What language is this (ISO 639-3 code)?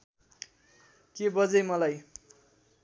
nep